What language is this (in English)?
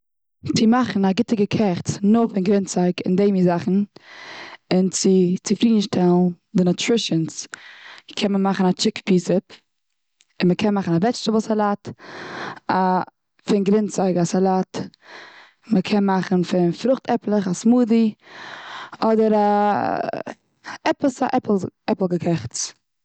Yiddish